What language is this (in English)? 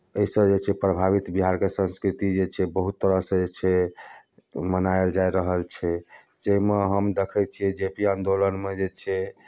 Maithili